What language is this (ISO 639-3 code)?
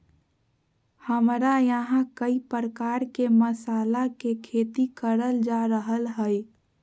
mag